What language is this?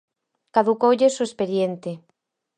Galician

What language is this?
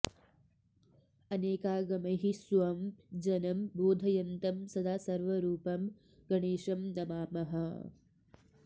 Sanskrit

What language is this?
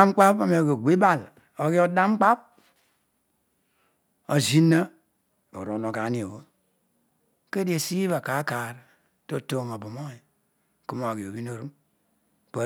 Odual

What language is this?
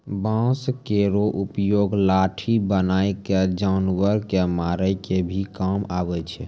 Maithili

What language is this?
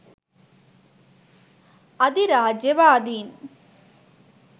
Sinhala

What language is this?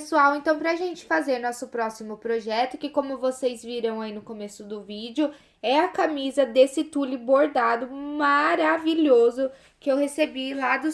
Portuguese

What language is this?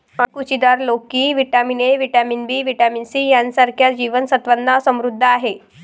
Marathi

